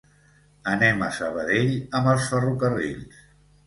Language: Catalan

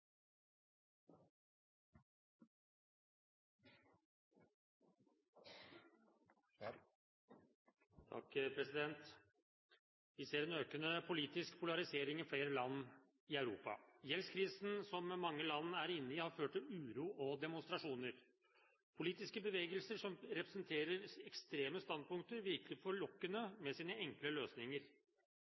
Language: Norwegian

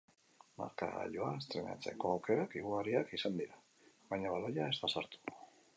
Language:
Basque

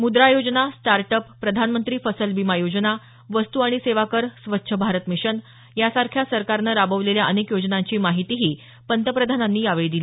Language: Marathi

